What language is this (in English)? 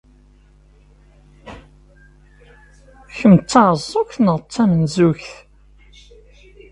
Kabyle